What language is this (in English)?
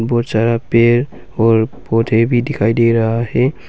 Hindi